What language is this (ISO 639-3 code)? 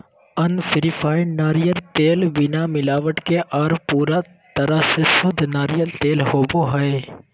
mag